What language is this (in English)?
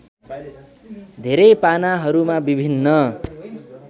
Nepali